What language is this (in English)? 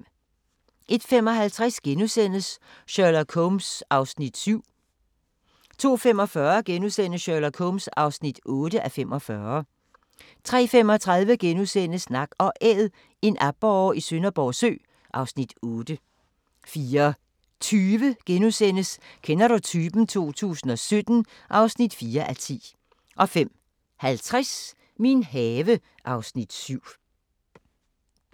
Danish